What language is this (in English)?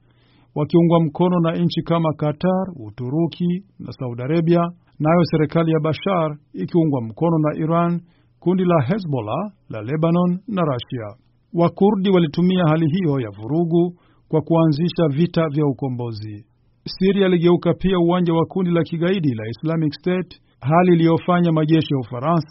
Swahili